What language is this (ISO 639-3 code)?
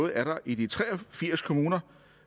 dan